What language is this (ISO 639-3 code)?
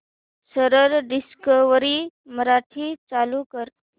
mar